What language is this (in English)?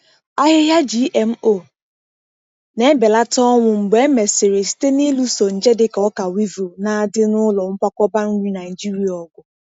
Igbo